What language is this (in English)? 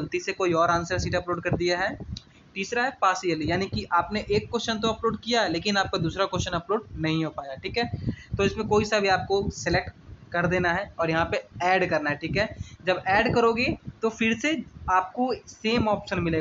Hindi